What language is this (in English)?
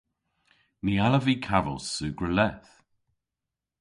Cornish